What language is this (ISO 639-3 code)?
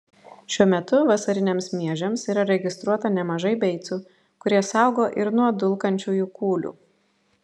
lit